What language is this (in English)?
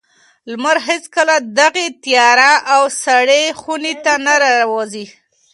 Pashto